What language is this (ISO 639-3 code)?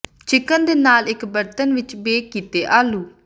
pan